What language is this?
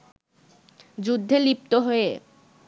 Bangla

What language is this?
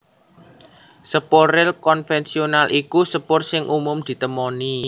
Javanese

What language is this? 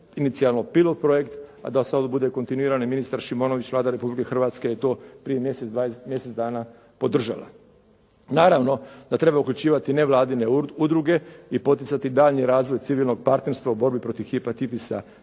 Croatian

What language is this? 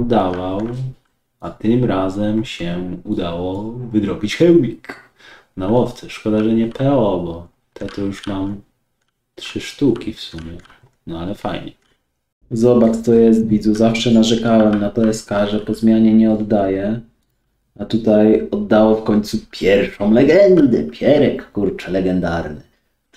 Polish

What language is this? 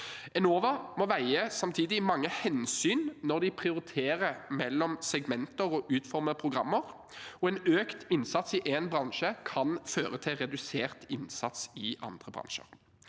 Norwegian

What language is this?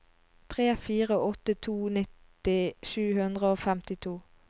Norwegian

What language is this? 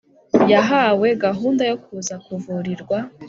Kinyarwanda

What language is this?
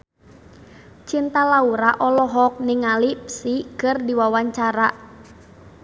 Sundanese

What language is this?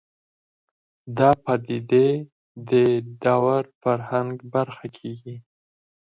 Pashto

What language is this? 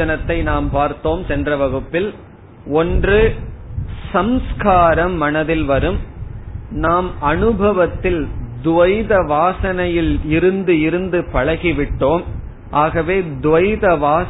Tamil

